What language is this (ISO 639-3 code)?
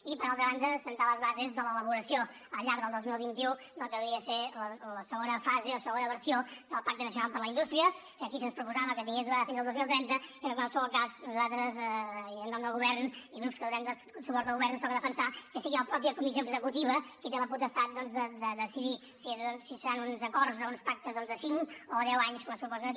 cat